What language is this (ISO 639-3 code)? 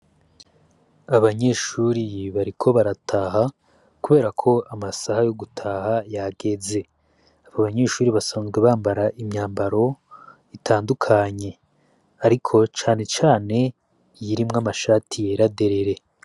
run